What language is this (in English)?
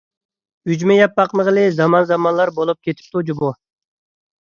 Uyghur